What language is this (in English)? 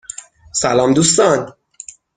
Persian